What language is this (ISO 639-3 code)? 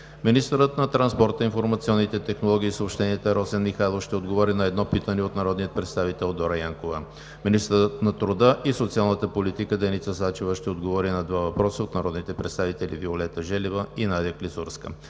bul